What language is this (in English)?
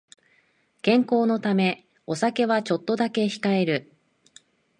Japanese